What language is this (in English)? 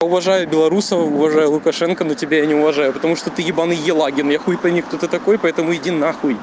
Russian